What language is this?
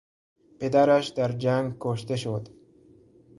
Persian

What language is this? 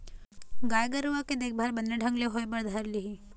Chhattisgarhi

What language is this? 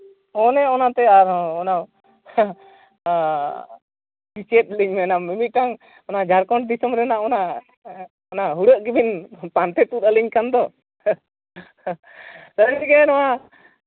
Santali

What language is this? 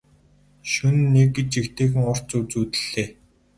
Mongolian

